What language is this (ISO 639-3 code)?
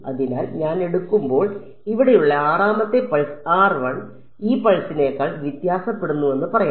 mal